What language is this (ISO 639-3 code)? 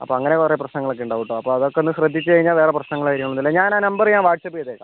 mal